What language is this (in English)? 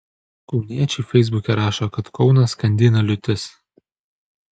Lithuanian